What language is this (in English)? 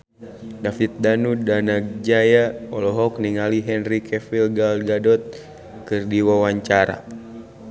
Sundanese